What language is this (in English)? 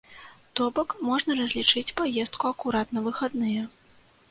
Belarusian